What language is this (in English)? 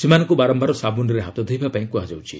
Odia